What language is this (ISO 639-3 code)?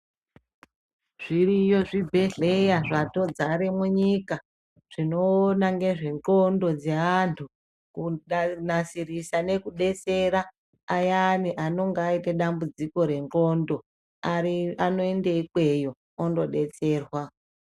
ndc